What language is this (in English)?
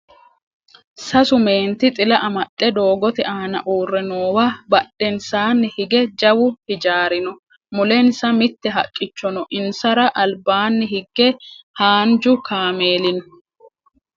Sidamo